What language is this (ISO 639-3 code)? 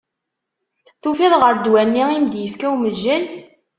kab